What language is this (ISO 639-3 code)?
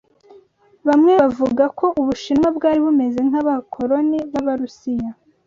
kin